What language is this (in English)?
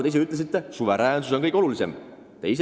Estonian